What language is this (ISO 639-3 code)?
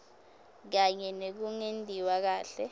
ssw